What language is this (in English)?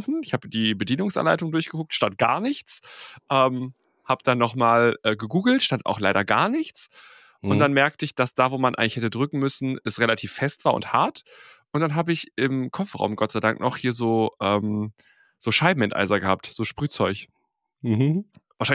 German